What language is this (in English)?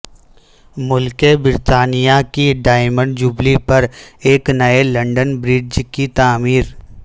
Urdu